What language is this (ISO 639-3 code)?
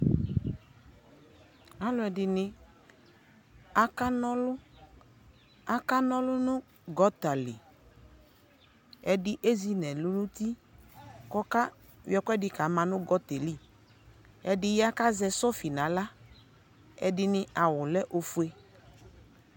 kpo